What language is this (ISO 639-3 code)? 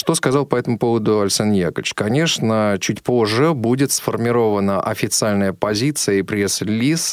rus